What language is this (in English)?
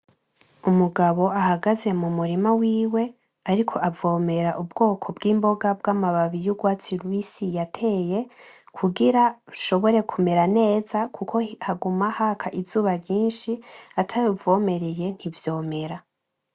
Rundi